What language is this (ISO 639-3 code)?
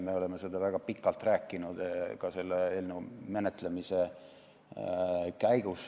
est